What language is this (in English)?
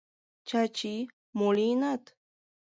Mari